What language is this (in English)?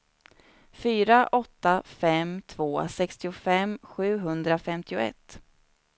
Swedish